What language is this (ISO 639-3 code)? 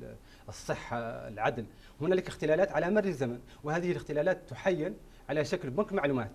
ara